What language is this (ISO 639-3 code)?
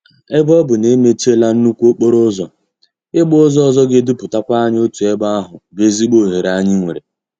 ibo